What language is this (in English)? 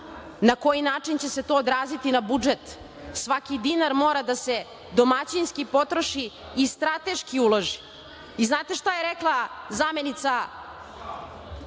Serbian